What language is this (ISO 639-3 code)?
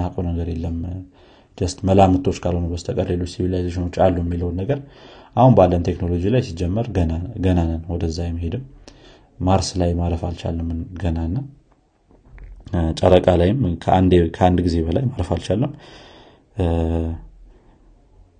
amh